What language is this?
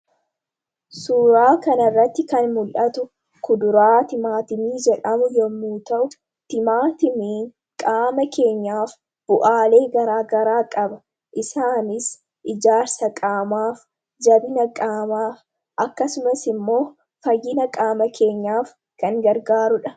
Oromo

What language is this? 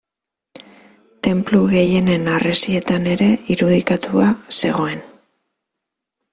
Basque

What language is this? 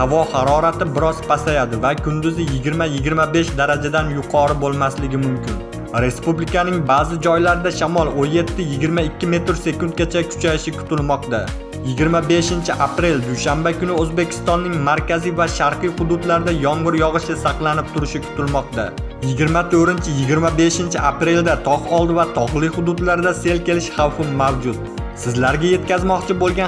Turkish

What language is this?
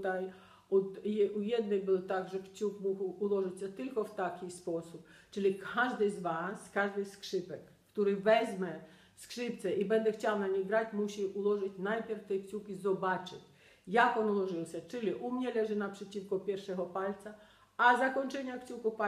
Polish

